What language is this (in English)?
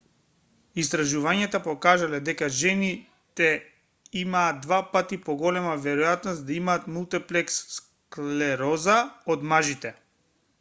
Macedonian